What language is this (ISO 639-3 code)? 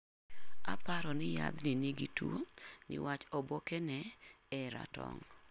luo